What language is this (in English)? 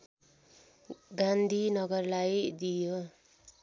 Nepali